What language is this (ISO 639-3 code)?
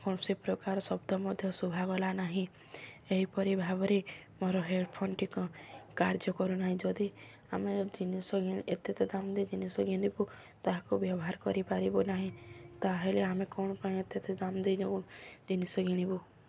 ori